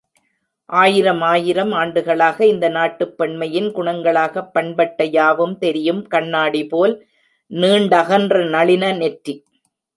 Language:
Tamil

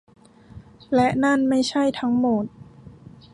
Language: Thai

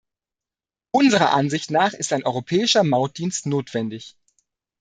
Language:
German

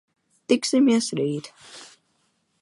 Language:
Latvian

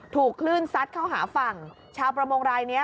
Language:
Thai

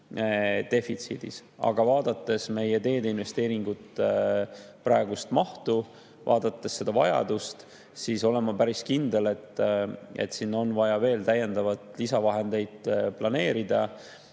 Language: Estonian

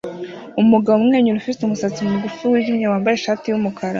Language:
Kinyarwanda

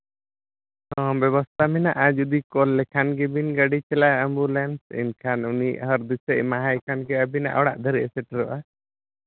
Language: Santali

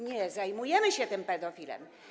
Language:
Polish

